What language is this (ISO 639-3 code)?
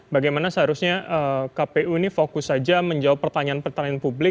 ind